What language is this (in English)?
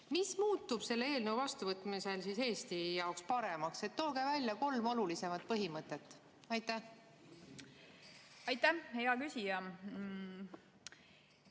Estonian